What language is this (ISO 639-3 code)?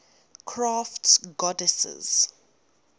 eng